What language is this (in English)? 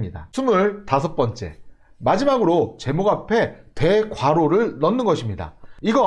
Korean